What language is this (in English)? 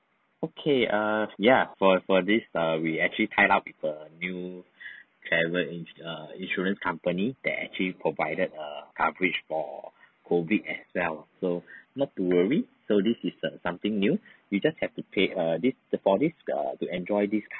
English